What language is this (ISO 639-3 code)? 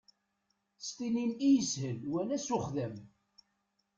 kab